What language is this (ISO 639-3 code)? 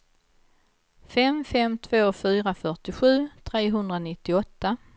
swe